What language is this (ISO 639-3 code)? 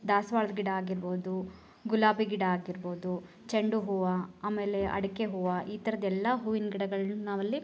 kan